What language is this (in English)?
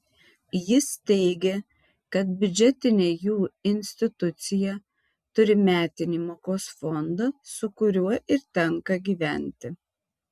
Lithuanian